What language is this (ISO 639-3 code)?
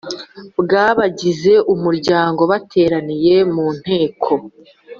kin